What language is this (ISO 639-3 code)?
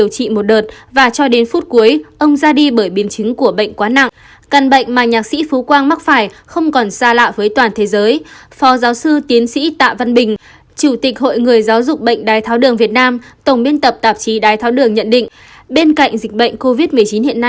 vie